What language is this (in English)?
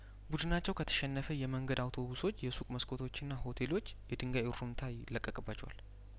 Amharic